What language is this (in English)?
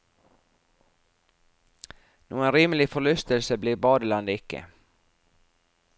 Norwegian